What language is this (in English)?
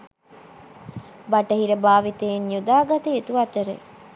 Sinhala